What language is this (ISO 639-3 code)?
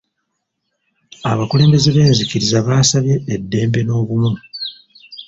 lug